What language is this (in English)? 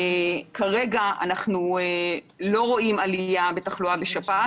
Hebrew